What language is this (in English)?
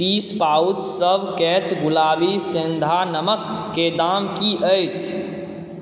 Maithili